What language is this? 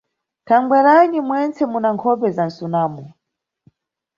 Nyungwe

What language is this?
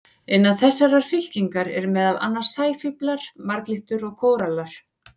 Icelandic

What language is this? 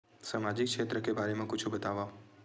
Chhattisgarhi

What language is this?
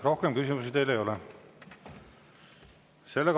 Estonian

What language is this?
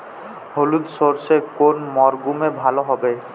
Bangla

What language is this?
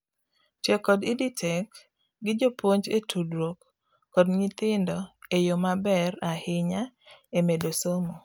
Luo (Kenya and Tanzania)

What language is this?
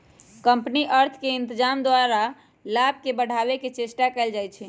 Magahi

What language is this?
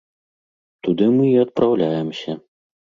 Belarusian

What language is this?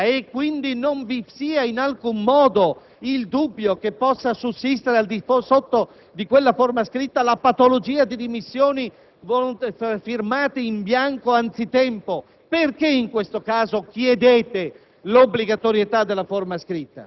Italian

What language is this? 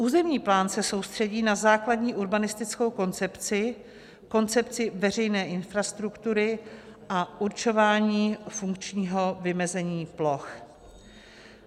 Czech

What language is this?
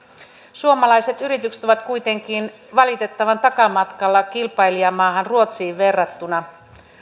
Finnish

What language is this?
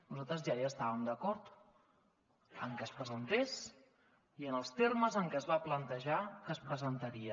Catalan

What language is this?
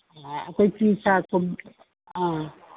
Manipuri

